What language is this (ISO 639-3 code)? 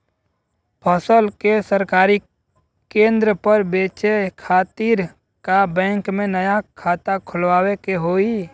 bho